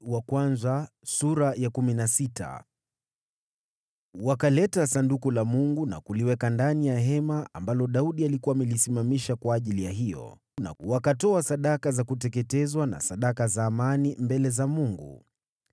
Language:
Swahili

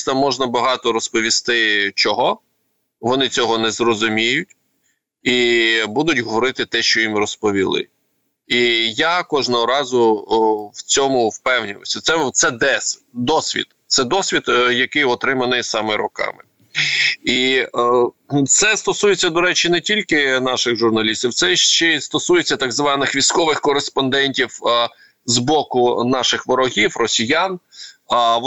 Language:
Ukrainian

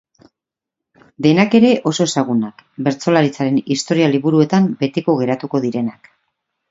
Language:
Basque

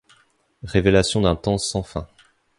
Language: French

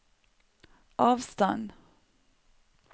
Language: Norwegian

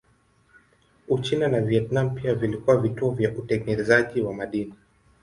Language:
Swahili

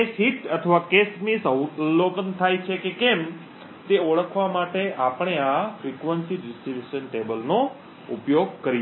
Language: Gujarati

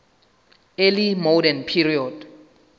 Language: Southern Sotho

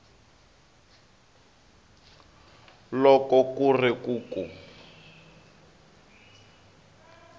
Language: Tsonga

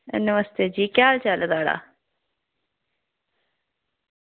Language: Dogri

